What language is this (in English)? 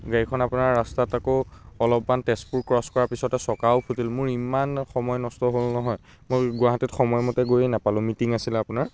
Assamese